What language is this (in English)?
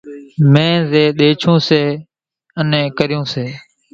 Kachi Koli